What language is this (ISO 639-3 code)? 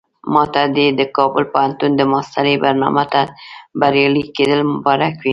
pus